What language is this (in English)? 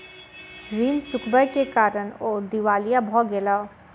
Maithili